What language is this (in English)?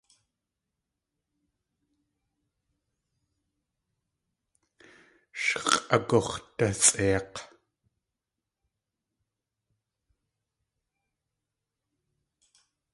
Tlingit